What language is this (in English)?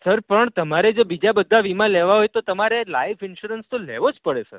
Gujarati